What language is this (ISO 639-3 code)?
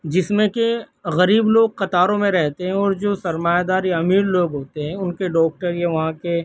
urd